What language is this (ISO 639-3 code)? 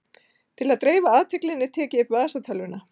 isl